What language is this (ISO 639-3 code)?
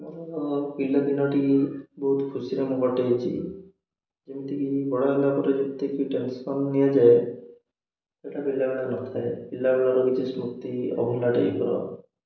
ori